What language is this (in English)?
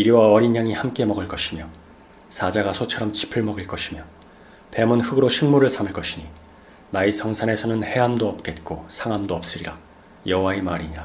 Korean